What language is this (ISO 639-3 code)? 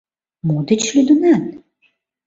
chm